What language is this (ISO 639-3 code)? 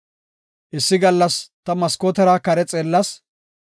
gof